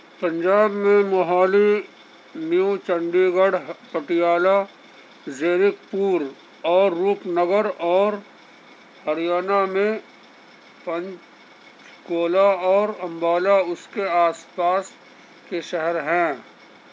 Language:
Urdu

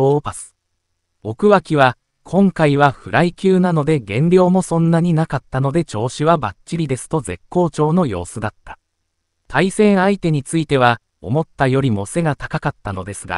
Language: Japanese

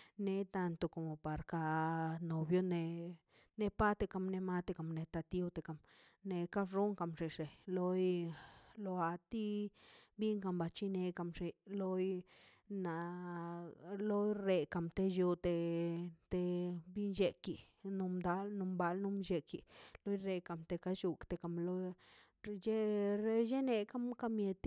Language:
Mazaltepec Zapotec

